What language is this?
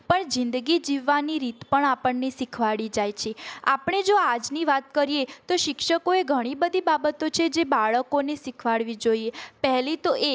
Gujarati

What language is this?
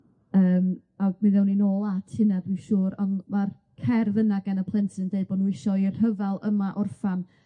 Welsh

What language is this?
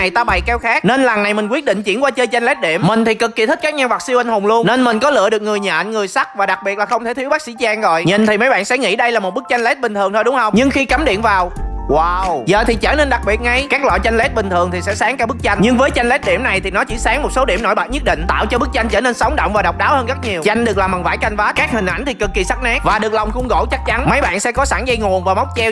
Vietnamese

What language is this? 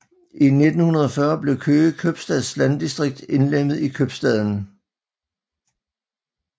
Danish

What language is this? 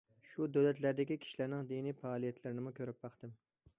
Uyghur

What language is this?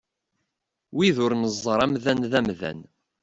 Kabyle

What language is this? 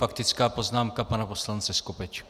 Czech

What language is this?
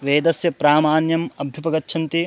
Sanskrit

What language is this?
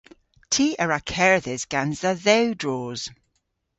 Cornish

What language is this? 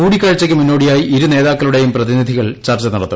Malayalam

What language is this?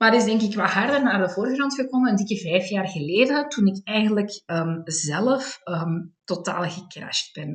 Dutch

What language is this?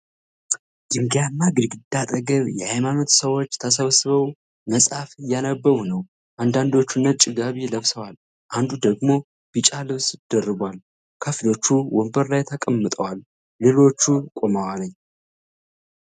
Amharic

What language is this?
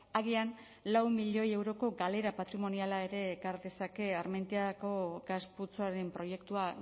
Basque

